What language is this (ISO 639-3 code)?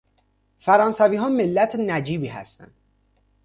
fas